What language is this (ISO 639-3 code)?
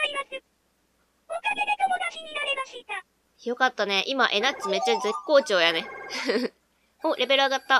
jpn